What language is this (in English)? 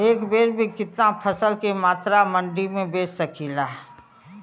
Bhojpuri